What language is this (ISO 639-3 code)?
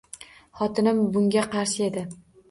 uzb